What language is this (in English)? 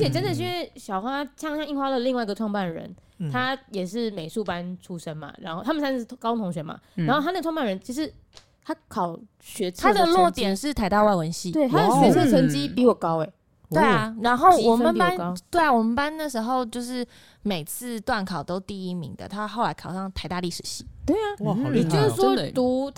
Chinese